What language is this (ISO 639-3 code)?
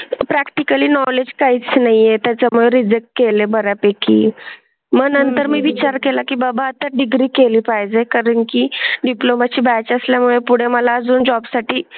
mar